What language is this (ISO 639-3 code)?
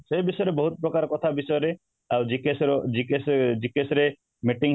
ori